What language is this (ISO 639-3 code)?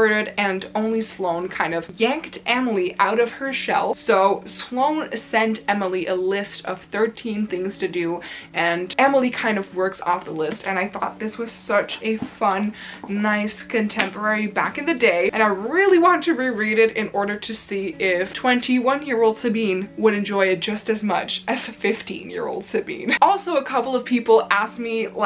eng